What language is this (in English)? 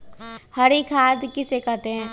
Magahi